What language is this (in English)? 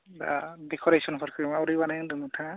Bodo